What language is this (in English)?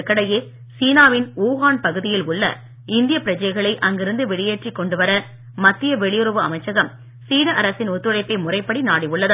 Tamil